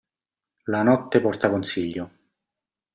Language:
Italian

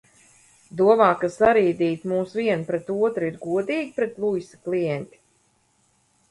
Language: Latvian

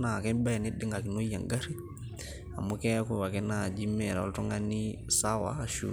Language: Masai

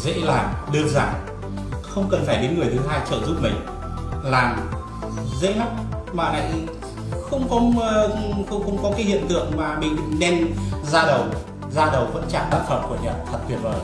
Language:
Vietnamese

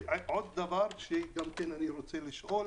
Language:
Hebrew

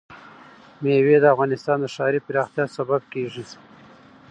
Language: Pashto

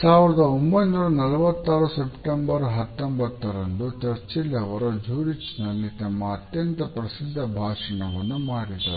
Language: Kannada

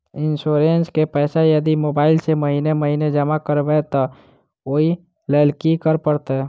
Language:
Maithili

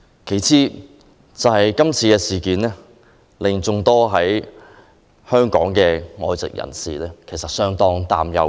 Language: Cantonese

